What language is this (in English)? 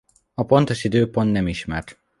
Hungarian